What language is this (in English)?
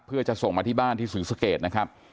Thai